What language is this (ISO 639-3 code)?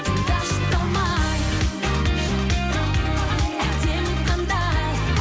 kaz